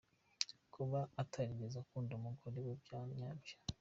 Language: Kinyarwanda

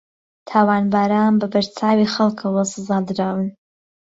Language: Central Kurdish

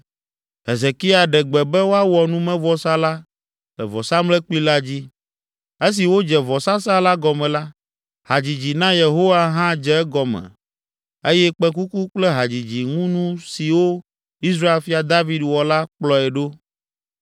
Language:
Ewe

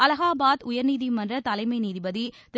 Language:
Tamil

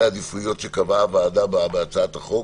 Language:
Hebrew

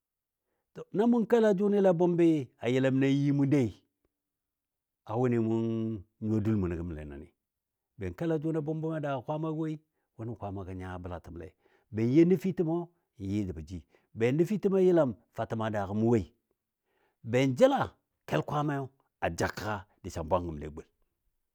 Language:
Dadiya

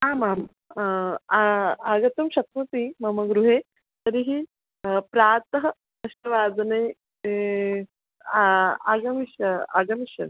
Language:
Sanskrit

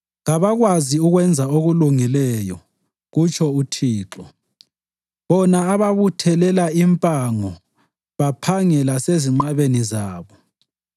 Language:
North Ndebele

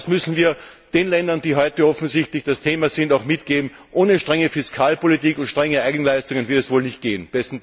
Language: German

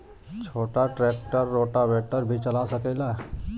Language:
Bhojpuri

